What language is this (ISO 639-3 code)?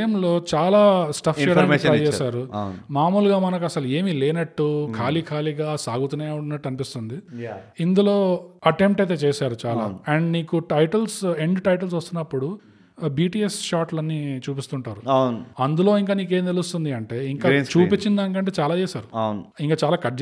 tel